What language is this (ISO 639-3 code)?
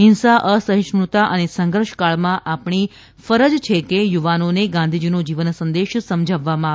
guj